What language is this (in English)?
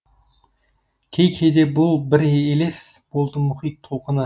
Kazakh